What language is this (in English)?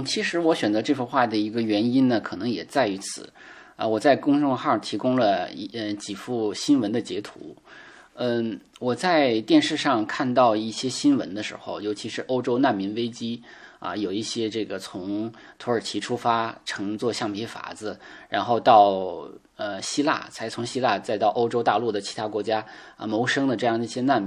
Chinese